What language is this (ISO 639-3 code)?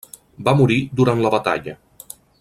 cat